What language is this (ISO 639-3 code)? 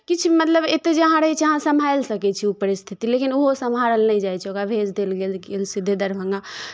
mai